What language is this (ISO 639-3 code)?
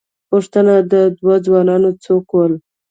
pus